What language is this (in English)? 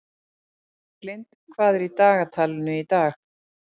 Icelandic